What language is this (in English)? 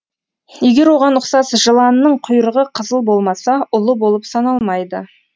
Kazakh